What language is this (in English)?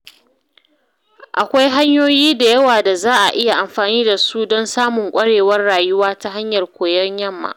Hausa